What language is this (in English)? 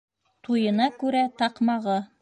Bashkir